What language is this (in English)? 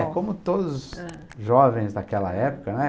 Portuguese